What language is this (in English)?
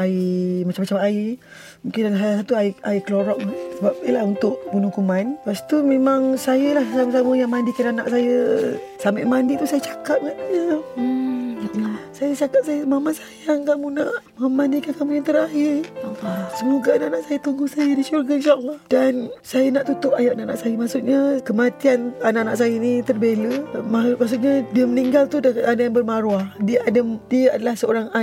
Malay